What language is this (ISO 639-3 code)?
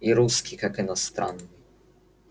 rus